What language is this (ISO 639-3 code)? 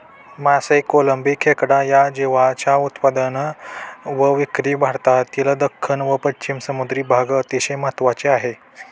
mar